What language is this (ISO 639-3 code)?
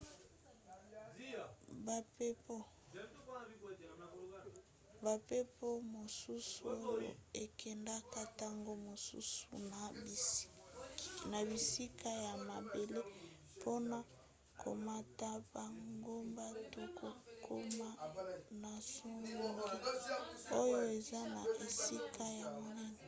lin